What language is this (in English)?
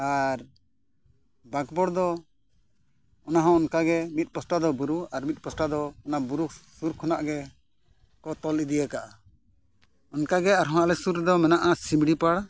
Santali